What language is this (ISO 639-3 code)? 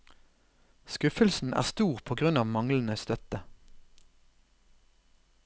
nor